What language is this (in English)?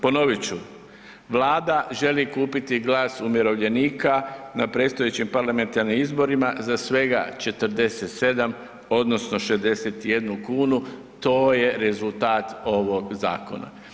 Croatian